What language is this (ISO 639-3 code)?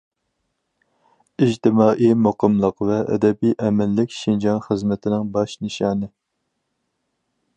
uig